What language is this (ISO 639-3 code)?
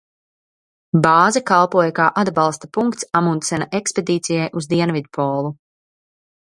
lav